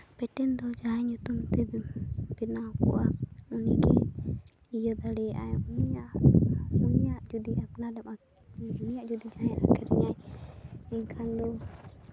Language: Santali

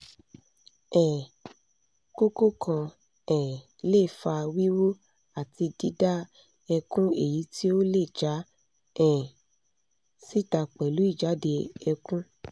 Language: Yoruba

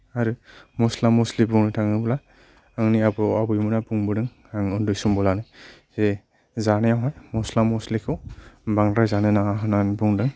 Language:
Bodo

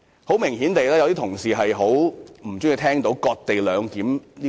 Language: Cantonese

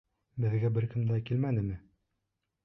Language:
Bashkir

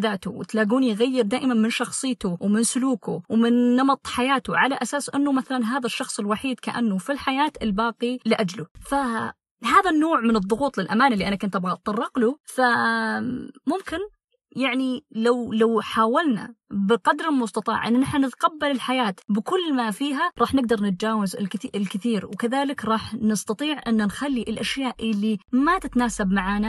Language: Arabic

